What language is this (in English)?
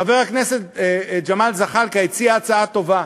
Hebrew